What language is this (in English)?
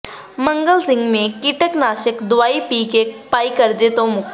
Punjabi